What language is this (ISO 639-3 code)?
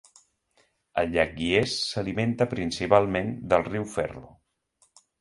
cat